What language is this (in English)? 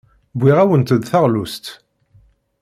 Kabyle